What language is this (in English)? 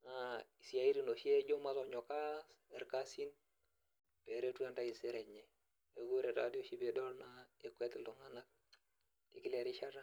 Masai